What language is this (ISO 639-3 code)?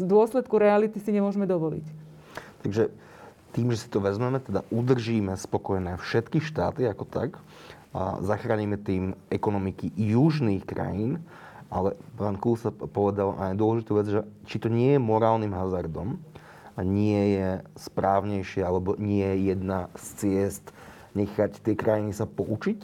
slk